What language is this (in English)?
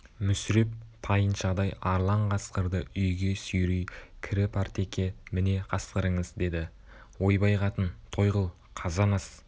Kazakh